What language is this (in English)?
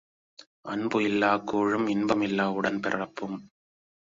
Tamil